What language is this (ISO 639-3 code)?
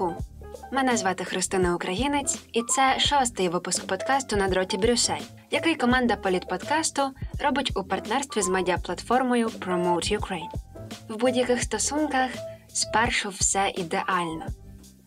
ukr